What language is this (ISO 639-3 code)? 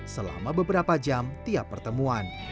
ind